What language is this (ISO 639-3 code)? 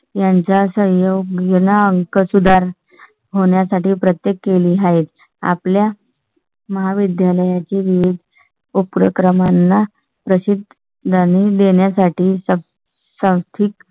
mar